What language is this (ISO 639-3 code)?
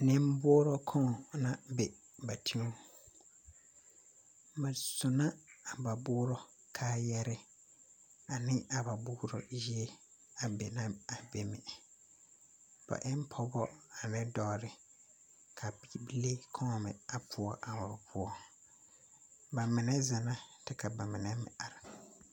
dga